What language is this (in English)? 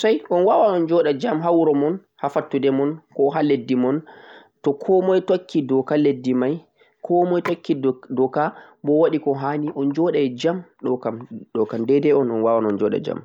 Central-Eastern Niger Fulfulde